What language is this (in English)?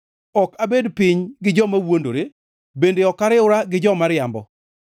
Luo (Kenya and Tanzania)